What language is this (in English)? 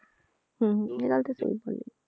Punjabi